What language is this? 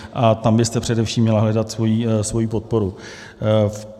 Czech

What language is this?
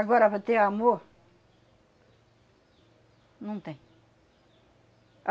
Portuguese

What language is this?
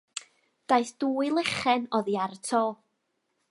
Welsh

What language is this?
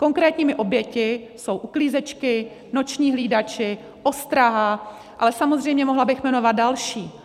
Czech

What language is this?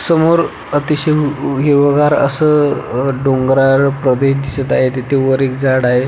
Marathi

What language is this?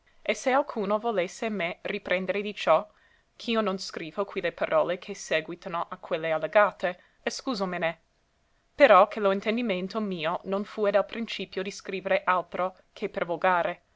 Italian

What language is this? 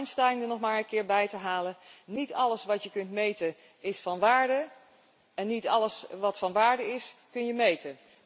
Dutch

